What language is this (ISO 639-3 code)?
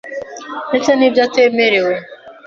kin